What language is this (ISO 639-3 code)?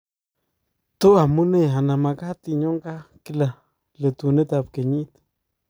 kln